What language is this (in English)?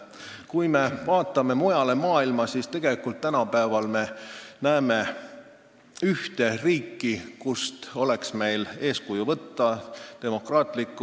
Estonian